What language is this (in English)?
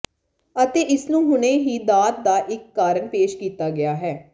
Punjabi